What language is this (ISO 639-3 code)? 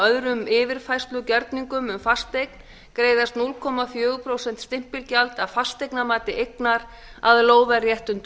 isl